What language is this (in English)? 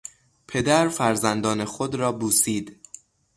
Persian